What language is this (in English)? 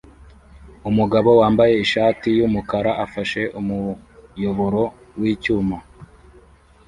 Kinyarwanda